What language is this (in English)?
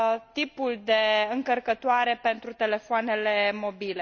Romanian